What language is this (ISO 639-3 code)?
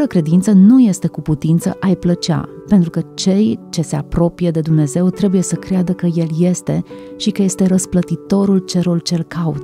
ron